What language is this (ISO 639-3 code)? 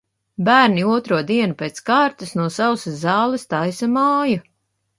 lav